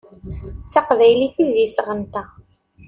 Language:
Kabyle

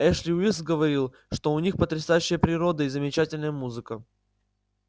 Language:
Russian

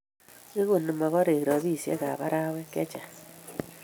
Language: Kalenjin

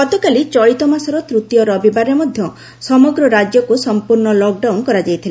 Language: Odia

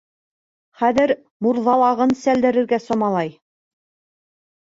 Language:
Bashkir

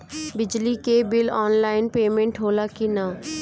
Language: Bhojpuri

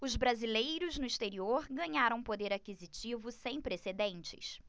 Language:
Portuguese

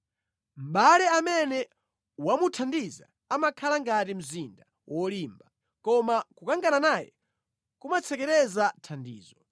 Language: Nyanja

